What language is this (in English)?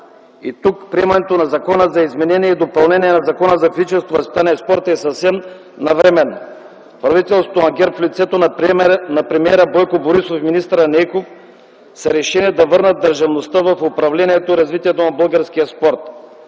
Bulgarian